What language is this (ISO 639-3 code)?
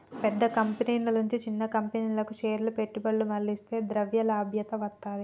tel